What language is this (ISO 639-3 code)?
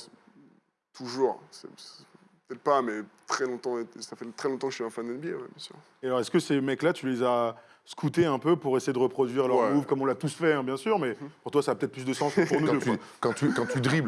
fra